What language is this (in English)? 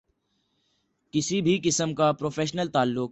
Urdu